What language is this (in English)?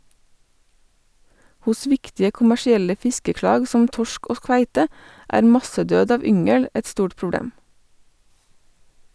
Norwegian